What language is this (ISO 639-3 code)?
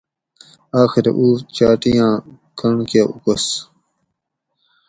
gwc